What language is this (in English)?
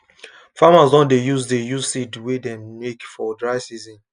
Nigerian Pidgin